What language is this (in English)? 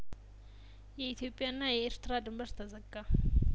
Amharic